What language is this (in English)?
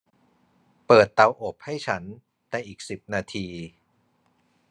Thai